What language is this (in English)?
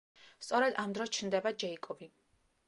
Georgian